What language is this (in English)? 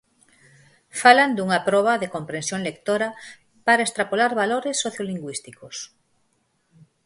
Galician